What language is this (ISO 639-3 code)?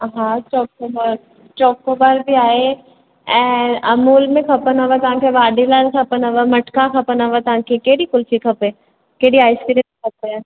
snd